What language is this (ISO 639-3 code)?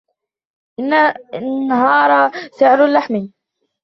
ara